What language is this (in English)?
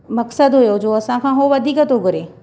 Sindhi